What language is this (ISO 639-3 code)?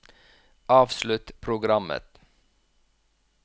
nor